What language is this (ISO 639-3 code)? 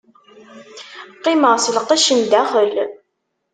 kab